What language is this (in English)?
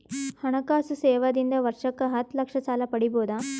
Kannada